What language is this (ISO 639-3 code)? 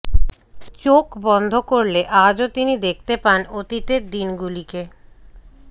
ben